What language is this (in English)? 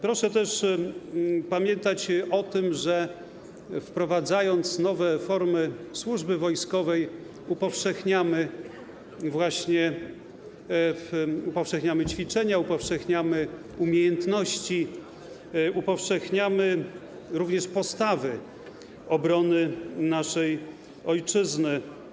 Polish